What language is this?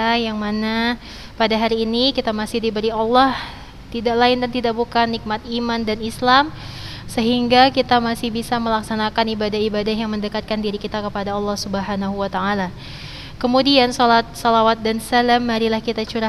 Indonesian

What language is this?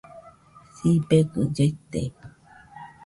Nüpode Huitoto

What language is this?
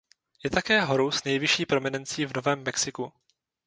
Czech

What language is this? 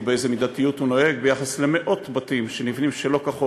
Hebrew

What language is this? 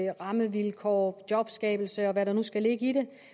Danish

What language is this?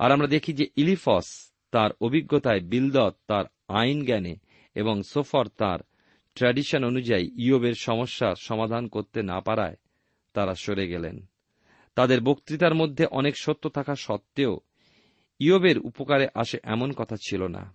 Bangla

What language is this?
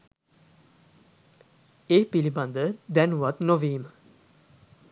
Sinhala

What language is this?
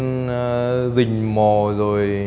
Vietnamese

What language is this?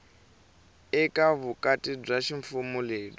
Tsonga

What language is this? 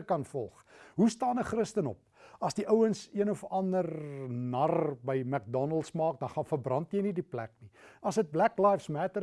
Dutch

